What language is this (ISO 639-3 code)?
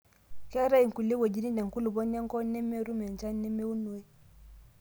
mas